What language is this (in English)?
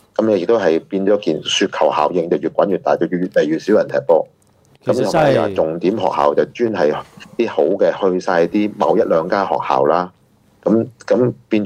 Chinese